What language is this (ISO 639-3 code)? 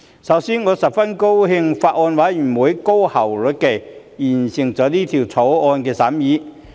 yue